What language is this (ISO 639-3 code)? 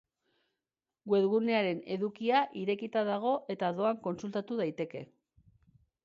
eus